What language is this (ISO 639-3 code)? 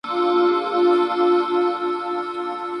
spa